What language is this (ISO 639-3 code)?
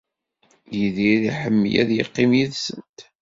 kab